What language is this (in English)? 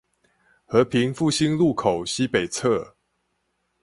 Chinese